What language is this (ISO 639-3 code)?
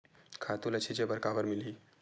hne